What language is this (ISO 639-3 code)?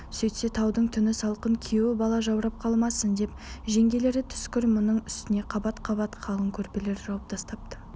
kaz